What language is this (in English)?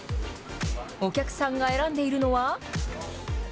Japanese